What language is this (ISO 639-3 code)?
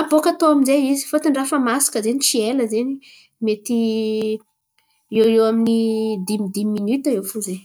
xmv